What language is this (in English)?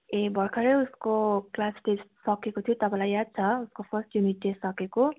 Nepali